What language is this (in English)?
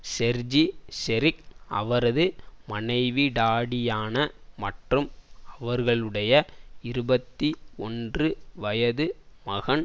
Tamil